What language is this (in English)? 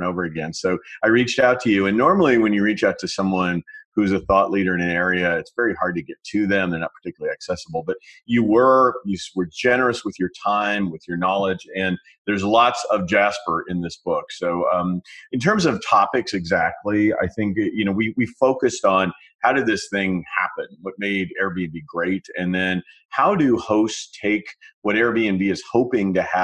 English